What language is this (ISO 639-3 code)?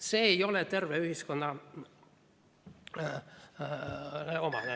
est